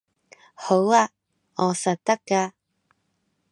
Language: Cantonese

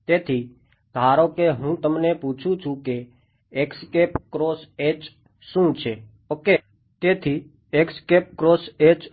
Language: Gujarati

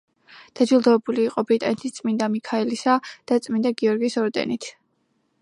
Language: Georgian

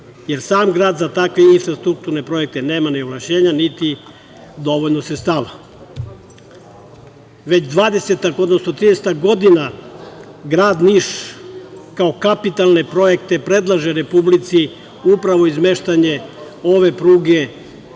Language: Serbian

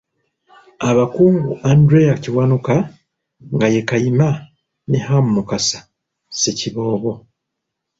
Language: Ganda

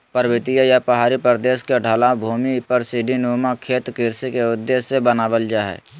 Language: Magahi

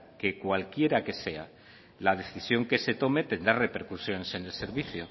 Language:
Spanish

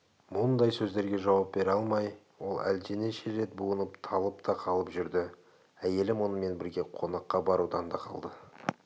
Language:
Kazakh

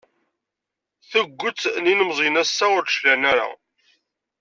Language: Kabyle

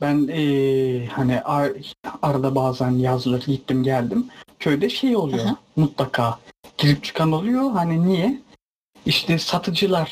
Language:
Turkish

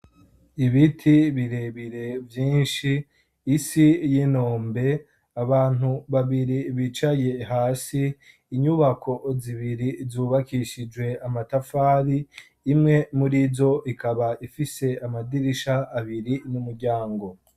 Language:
Rundi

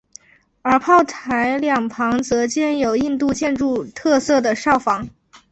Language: Chinese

